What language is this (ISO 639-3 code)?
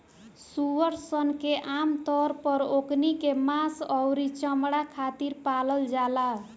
bho